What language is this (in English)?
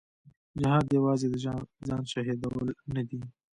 Pashto